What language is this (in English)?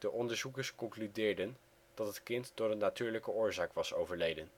Dutch